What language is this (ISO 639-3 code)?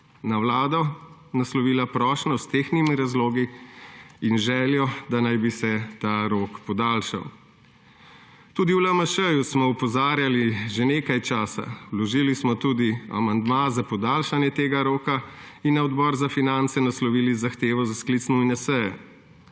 slv